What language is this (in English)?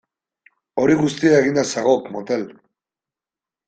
Basque